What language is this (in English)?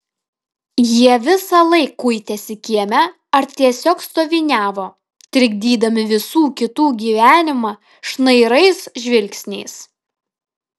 Lithuanian